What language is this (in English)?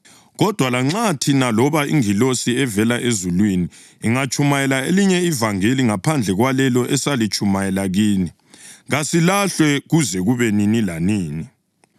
North Ndebele